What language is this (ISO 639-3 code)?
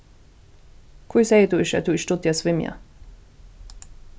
fao